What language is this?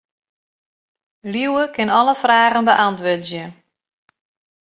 Western Frisian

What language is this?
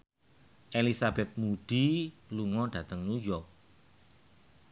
Javanese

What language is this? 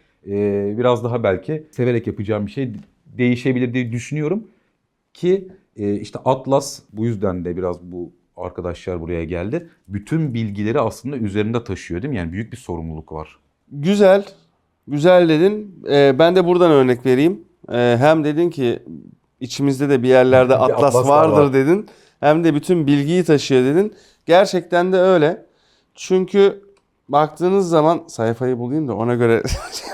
Turkish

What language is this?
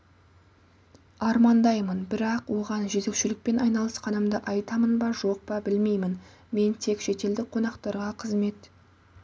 Kazakh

